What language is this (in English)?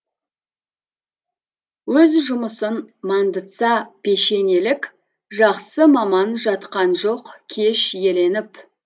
Kazakh